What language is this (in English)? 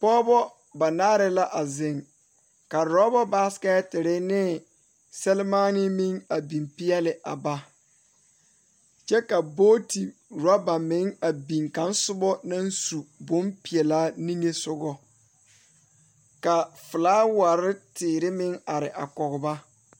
Southern Dagaare